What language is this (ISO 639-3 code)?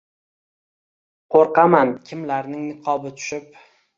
uzb